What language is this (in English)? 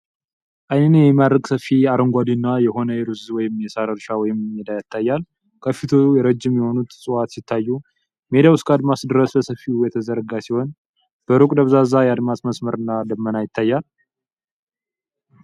Amharic